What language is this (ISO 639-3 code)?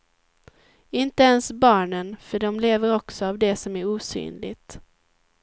swe